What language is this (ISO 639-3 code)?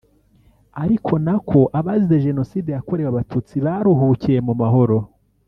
kin